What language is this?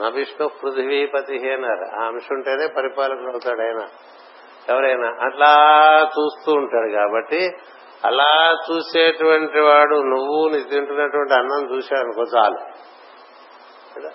Telugu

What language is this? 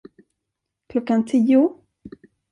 Swedish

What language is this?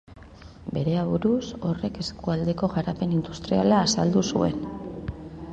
Basque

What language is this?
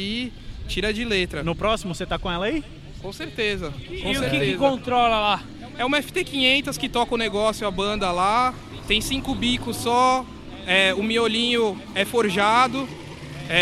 Portuguese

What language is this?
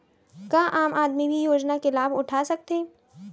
Chhattisgarhi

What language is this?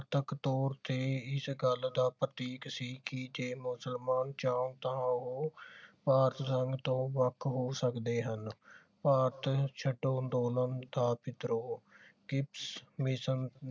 Punjabi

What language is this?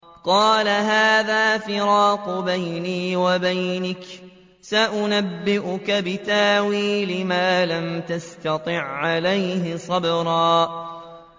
Arabic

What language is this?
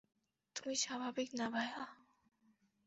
Bangla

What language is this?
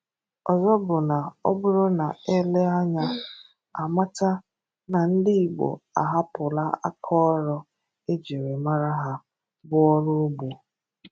Igbo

